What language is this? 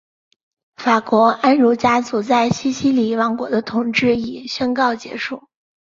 Chinese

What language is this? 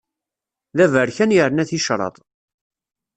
Kabyle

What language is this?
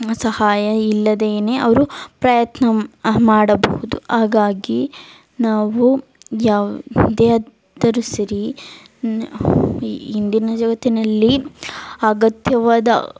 Kannada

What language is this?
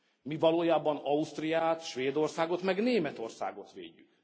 Hungarian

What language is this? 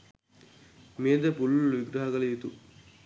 Sinhala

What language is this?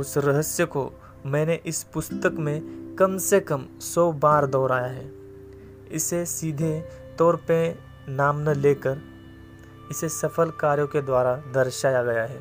Hindi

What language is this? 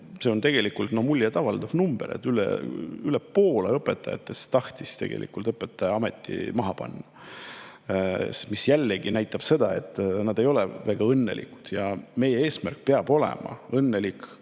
Estonian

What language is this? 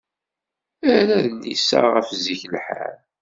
Kabyle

